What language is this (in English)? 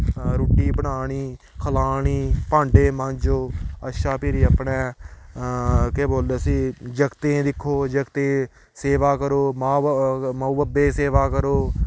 Dogri